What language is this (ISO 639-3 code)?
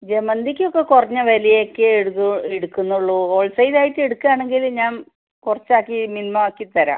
mal